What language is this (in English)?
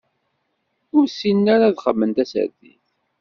Kabyle